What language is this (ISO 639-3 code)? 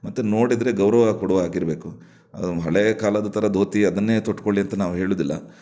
kan